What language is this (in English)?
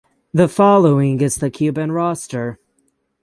English